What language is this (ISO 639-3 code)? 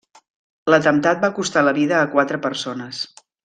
cat